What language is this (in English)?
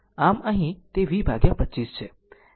Gujarati